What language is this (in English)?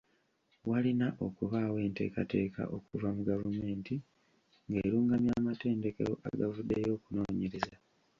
Ganda